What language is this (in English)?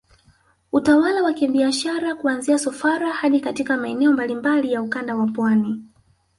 Swahili